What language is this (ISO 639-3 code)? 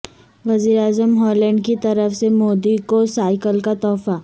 urd